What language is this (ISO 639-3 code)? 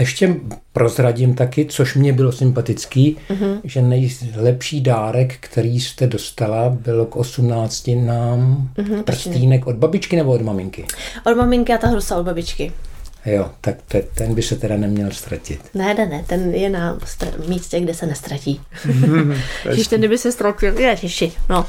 ces